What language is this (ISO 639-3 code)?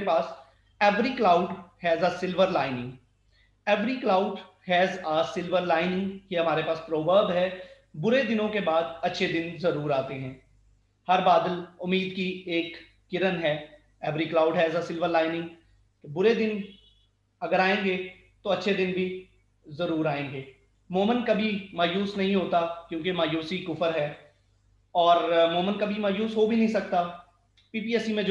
hin